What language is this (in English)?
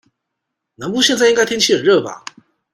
Chinese